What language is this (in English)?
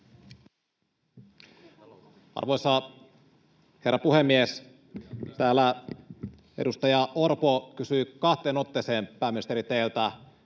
Finnish